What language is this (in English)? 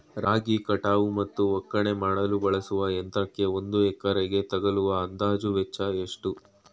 Kannada